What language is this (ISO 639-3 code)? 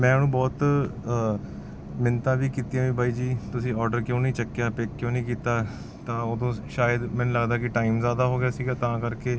pan